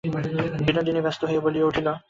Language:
Bangla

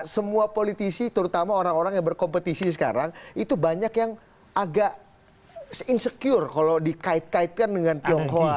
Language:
Indonesian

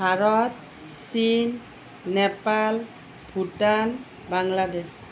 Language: Assamese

